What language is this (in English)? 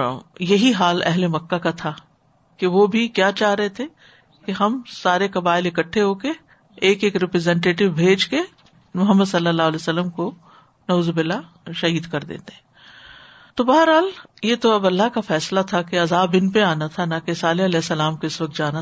Urdu